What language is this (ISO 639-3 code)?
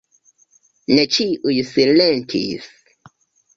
epo